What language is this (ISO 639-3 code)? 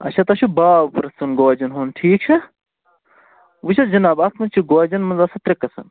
kas